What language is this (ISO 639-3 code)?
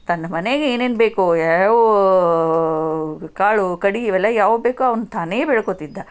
kan